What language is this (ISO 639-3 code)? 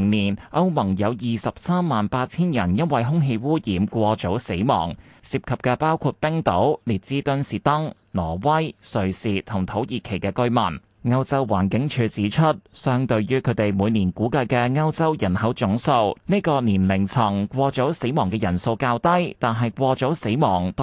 zho